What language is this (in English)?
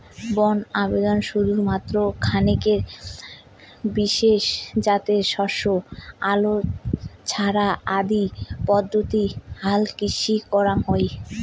Bangla